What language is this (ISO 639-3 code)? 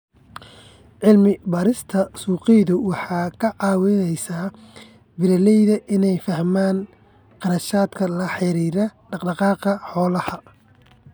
som